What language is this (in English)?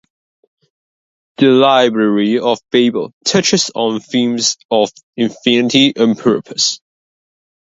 English